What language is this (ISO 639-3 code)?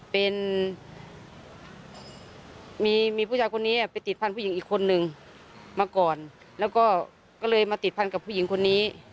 tha